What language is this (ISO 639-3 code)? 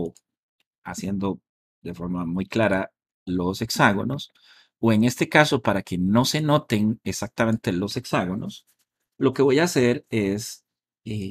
spa